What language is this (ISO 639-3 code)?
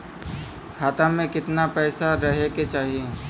bho